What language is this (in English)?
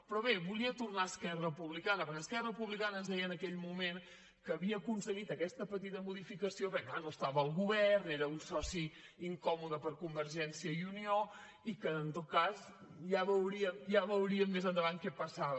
Catalan